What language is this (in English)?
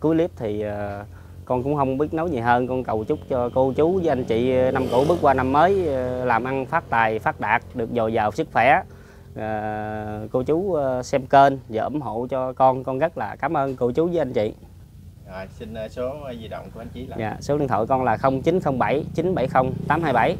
Vietnamese